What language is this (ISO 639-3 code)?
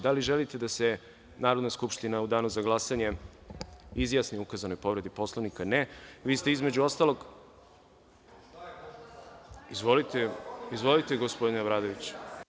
srp